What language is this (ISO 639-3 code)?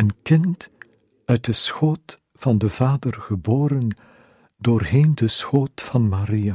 nld